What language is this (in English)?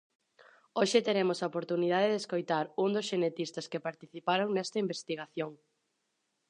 Galician